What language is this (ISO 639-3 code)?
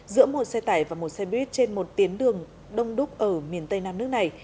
vie